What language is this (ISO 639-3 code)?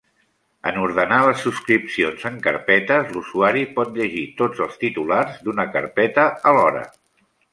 cat